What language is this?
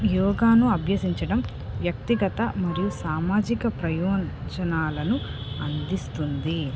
Telugu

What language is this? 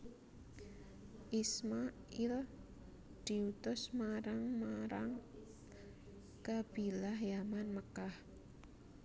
Javanese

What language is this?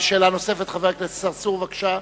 Hebrew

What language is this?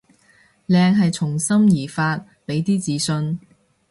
Cantonese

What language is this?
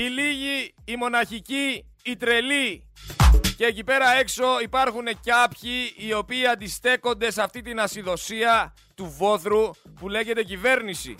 Greek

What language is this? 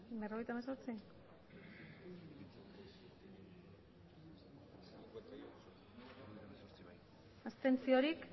Basque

